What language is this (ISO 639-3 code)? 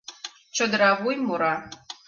chm